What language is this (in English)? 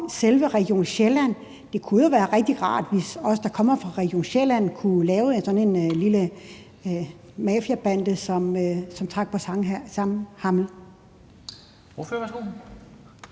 Danish